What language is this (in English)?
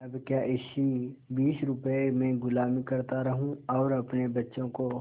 Hindi